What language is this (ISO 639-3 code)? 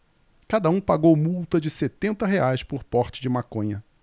por